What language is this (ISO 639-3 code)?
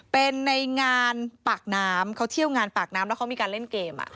tha